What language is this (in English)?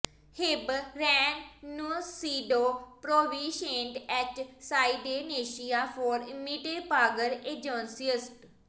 Punjabi